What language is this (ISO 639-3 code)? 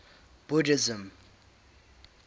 eng